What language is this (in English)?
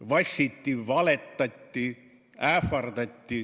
Estonian